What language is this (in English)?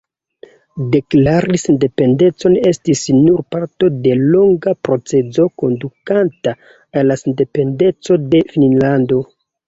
Esperanto